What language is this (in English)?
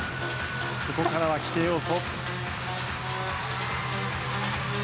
Japanese